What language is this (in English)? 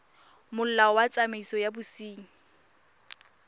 Tswana